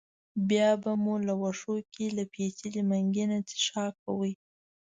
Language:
Pashto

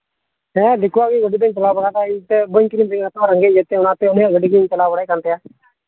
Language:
Santali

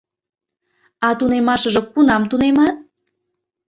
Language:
Mari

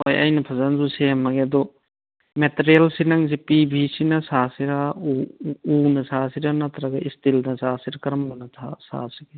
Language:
Manipuri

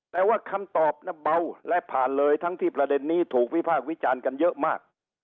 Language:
Thai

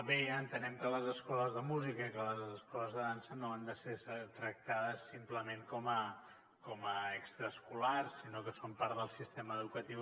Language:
Catalan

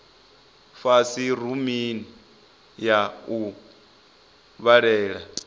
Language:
Venda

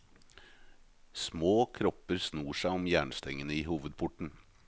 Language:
Norwegian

